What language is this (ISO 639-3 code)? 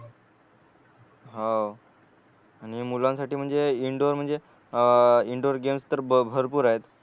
mar